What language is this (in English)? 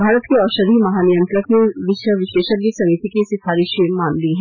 Hindi